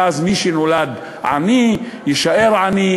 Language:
Hebrew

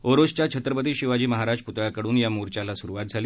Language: Marathi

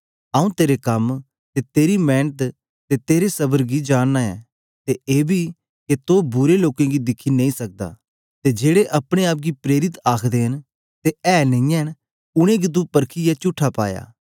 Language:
Dogri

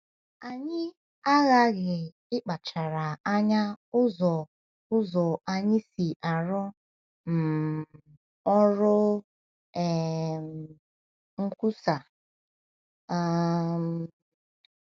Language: Igbo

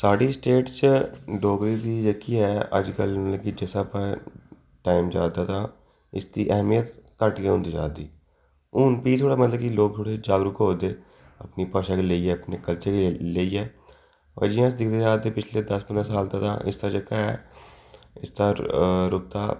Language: Dogri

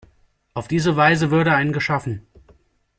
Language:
German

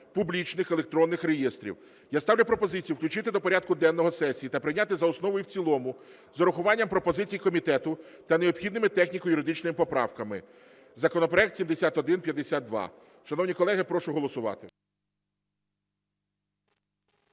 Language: Ukrainian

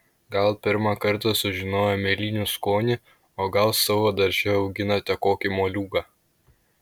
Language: Lithuanian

